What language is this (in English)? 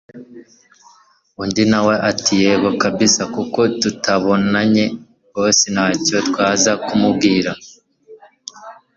Kinyarwanda